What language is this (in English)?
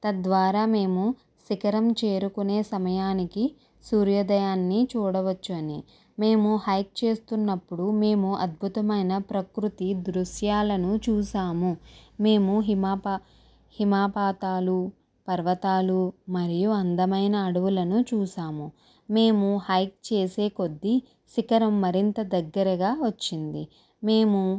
Telugu